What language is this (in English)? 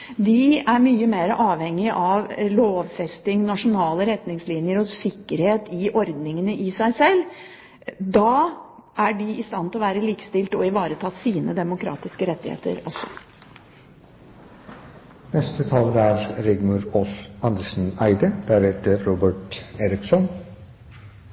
Norwegian Bokmål